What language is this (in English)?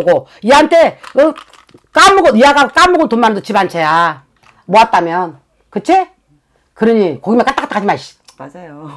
Korean